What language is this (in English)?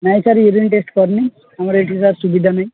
Odia